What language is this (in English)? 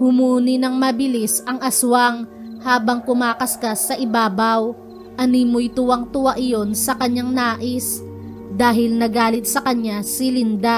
Filipino